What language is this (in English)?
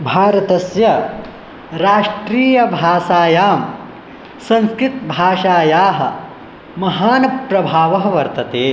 Sanskrit